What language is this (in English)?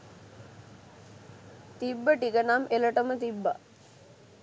Sinhala